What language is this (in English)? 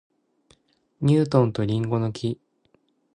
Japanese